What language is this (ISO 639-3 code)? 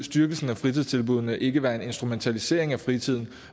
dan